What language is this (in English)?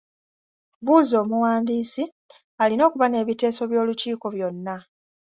Ganda